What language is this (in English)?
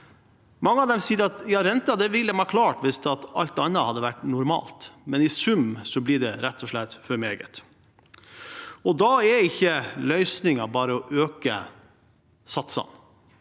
Norwegian